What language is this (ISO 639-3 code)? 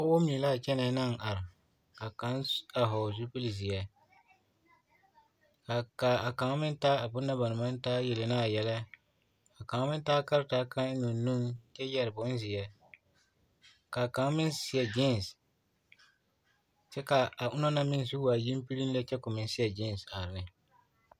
dga